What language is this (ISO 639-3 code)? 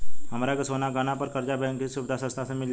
bho